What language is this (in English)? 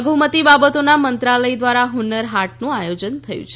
Gujarati